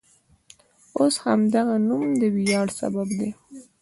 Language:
Pashto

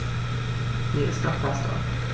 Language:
German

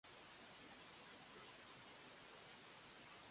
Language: Japanese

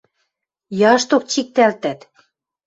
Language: Western Mari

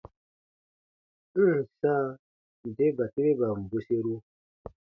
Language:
Baatonum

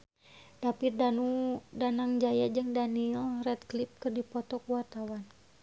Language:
Sundanese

